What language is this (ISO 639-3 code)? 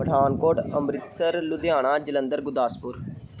pan